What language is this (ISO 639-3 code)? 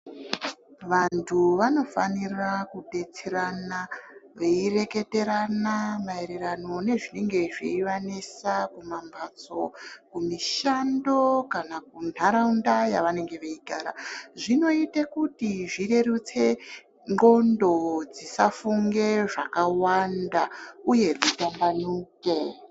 ndc